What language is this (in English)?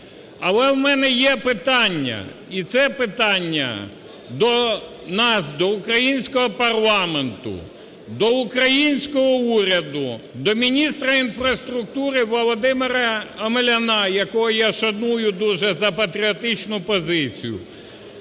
Ukrainian